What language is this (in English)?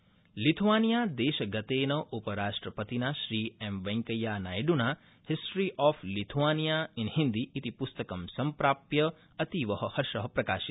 Sanskrit